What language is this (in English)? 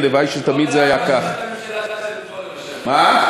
Hebrew